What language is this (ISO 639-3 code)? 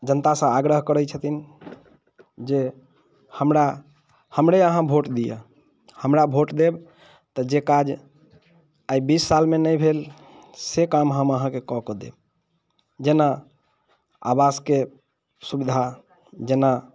mai